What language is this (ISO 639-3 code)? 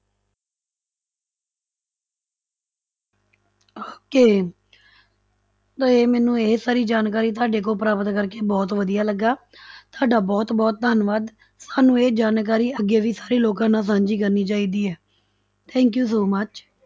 pan